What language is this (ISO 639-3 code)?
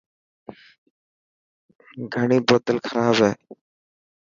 mki